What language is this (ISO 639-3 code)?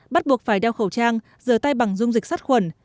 vie